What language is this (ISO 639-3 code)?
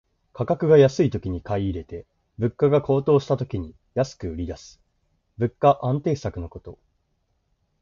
jpn